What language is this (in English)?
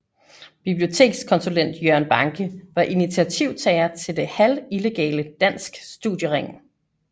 Danish